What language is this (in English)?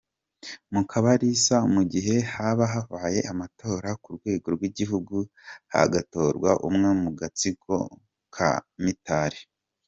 Kinyarwanda